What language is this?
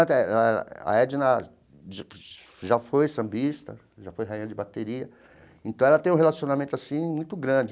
Portuguese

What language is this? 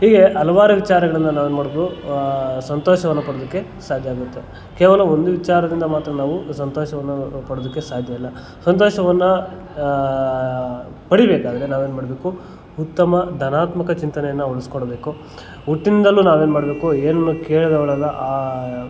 Kannada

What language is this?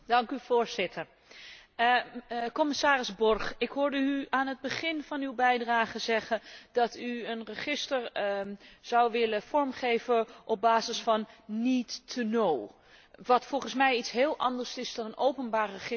Dutch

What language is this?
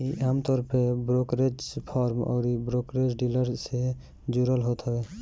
Bhojpuri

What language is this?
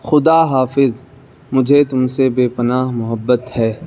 Urdu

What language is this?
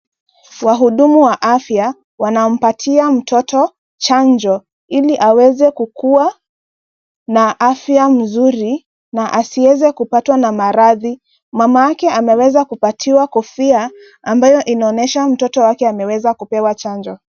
Swahili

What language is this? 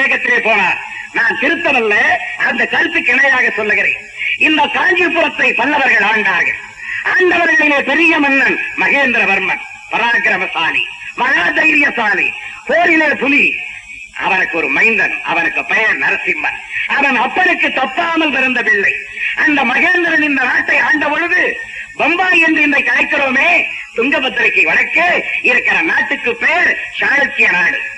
Tamil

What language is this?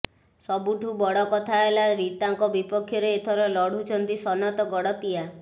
Odia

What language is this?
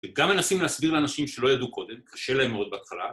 Hebrew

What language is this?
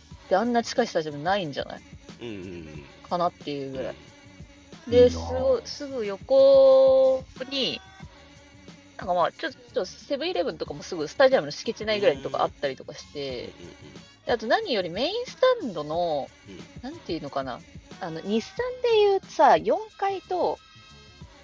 Japanese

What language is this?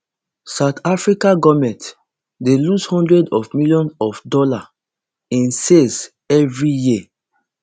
Nigerian Pidgin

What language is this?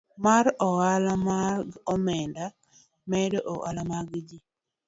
Luo (Kenya and Tanzania)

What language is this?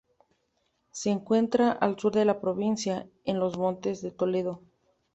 Spanish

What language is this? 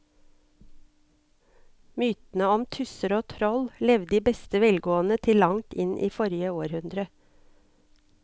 Norwegian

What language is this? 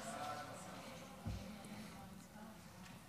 Hebrew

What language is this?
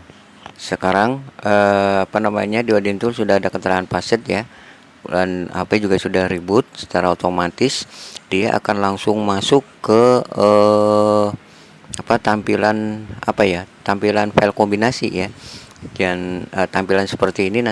Indonesian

